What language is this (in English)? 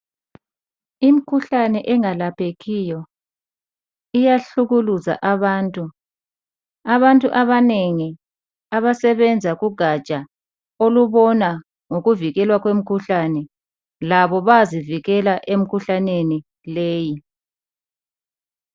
North Ndebele